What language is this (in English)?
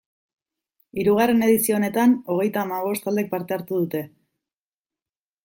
Basque